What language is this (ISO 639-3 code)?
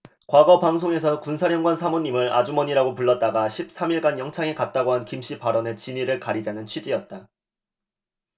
kor